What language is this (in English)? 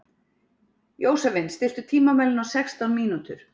Icelandic